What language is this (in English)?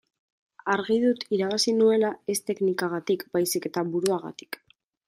Basque